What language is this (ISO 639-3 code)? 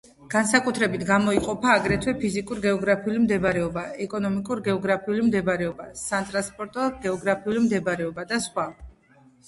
kat